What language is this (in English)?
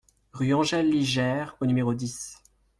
French